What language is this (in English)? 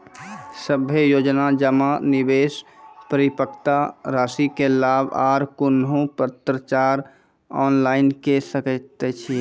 Maithili